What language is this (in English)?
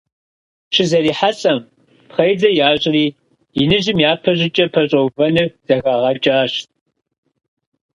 Kabardian